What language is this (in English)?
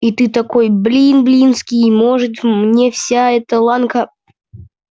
Russian